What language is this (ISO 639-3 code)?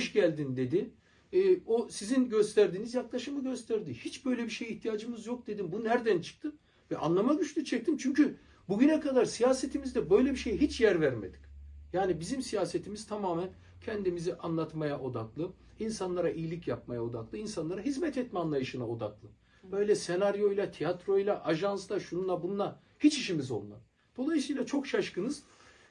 tur